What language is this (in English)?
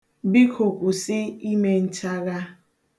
Igbo